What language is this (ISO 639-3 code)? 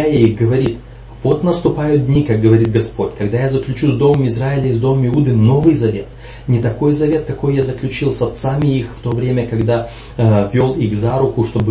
rus